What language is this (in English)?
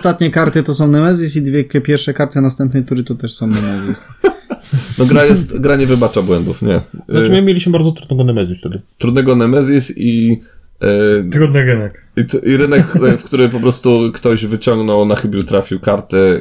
Polish